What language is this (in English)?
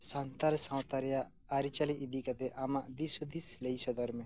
Santali